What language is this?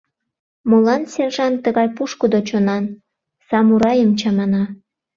Mari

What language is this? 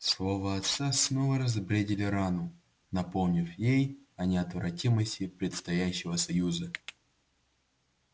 Russian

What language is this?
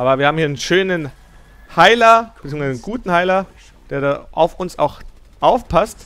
German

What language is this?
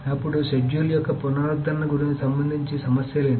Telugu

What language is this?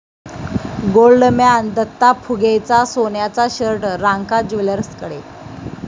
Marathi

